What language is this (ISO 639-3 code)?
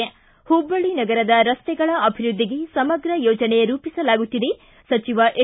kan